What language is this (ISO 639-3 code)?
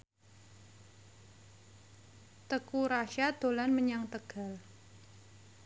jav